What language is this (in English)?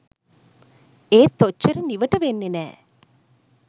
Sinhala